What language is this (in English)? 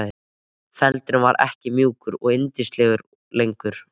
Icelandic